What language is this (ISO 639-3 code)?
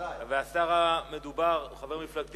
heb